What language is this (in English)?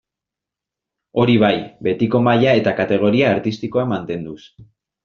Basque